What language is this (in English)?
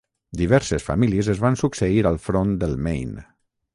Catalan